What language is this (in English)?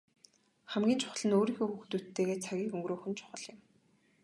Mongolian